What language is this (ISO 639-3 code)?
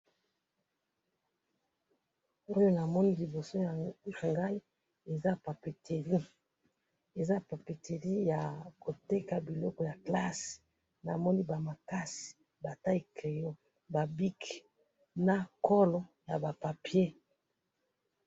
lin